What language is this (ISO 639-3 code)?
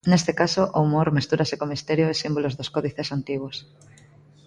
glg